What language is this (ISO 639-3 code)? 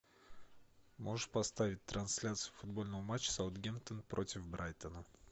rus